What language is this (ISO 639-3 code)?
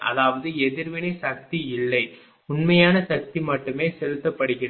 tam